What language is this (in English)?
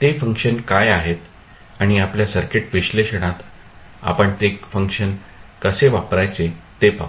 Marathi